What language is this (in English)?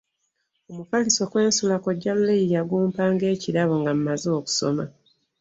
Ganda